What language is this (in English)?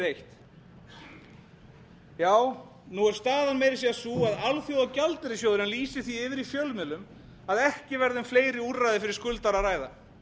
Icelandic